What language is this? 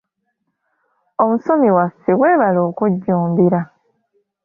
Ganda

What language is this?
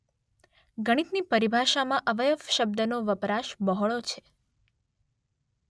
Gujarati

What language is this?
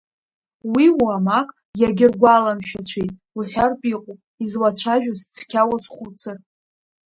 Abkhazian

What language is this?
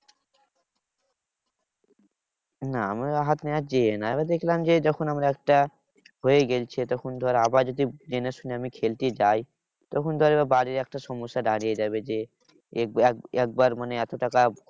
Bangla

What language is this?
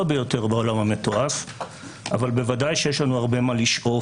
Hebrew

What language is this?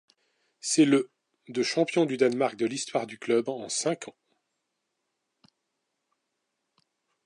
French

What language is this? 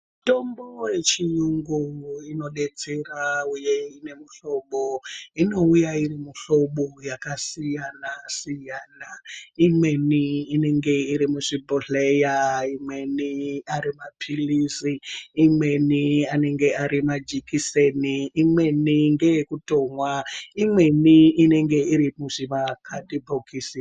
Ndau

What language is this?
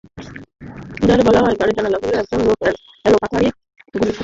Bangla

